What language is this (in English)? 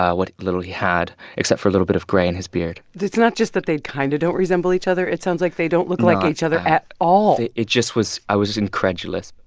English